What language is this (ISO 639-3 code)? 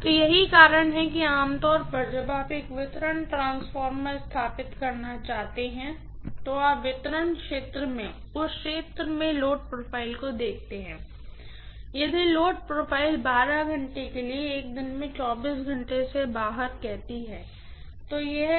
hin